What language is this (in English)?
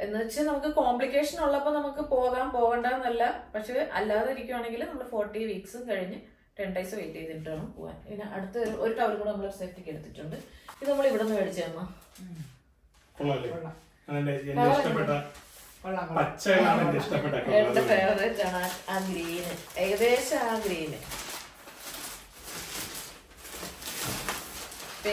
Malayalam